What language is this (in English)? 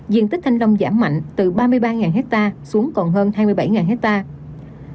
Vietnamese